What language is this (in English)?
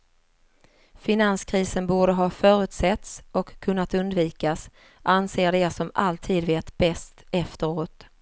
Swedish